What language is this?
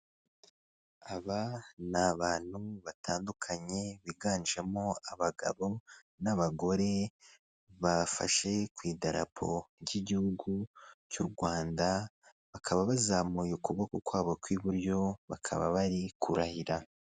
Kinyarwanda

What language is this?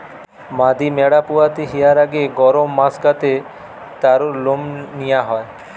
Bangla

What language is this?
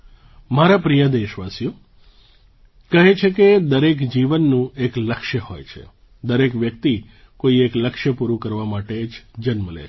Gujarati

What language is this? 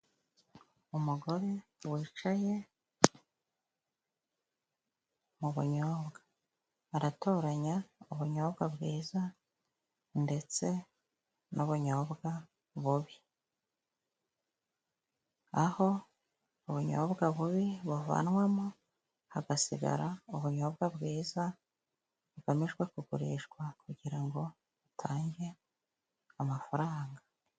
Kinyarwanda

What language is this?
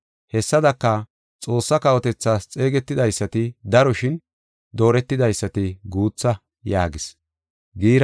Gofa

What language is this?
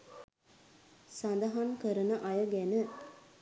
Sinhala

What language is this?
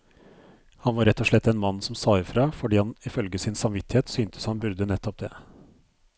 Norwegian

